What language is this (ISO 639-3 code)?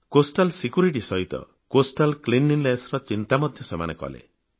ori